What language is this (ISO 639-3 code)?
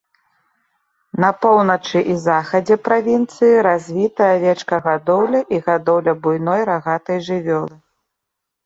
bel